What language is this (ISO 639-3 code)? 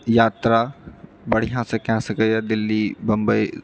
mai